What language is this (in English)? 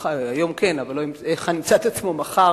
Hebrew